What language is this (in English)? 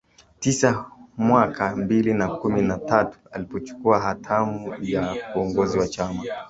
Swahili